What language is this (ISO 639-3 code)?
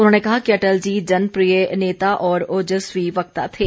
hin